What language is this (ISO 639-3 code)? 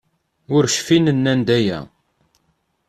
kab